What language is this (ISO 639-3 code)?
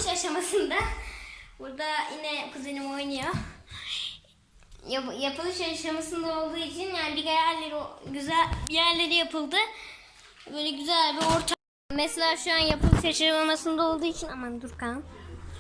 tur